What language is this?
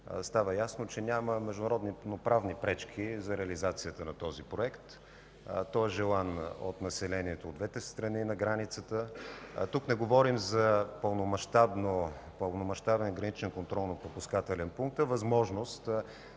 Bulgarian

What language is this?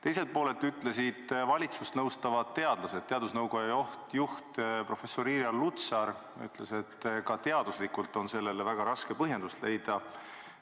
Estonian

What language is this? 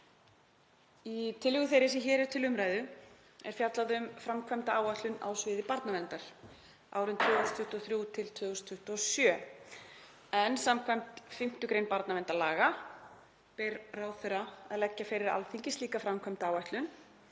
Icelandic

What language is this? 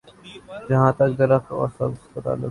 Urdu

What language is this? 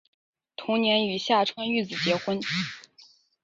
Chinese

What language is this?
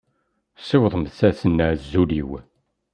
Kabyle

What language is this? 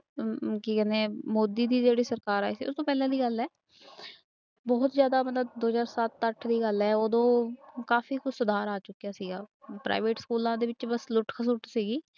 Punjabi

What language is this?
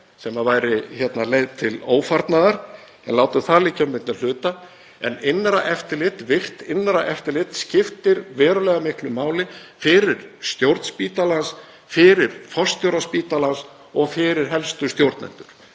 Icelandic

